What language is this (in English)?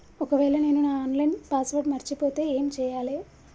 Telugu